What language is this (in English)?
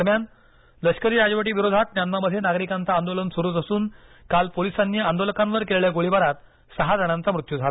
Marathi